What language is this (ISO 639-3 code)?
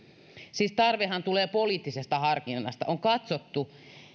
fin